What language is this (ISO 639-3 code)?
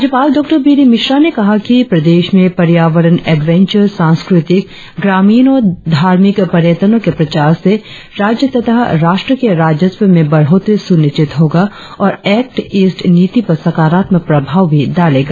hin